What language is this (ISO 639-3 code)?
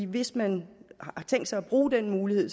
dan